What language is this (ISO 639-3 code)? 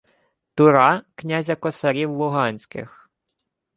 ukr